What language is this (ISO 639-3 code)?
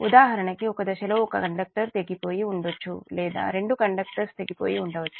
tel